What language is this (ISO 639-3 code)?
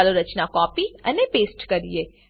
guj